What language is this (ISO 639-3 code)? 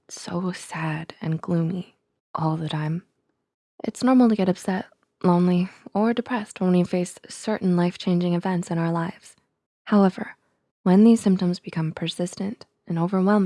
eng